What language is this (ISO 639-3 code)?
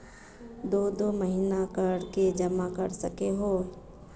mag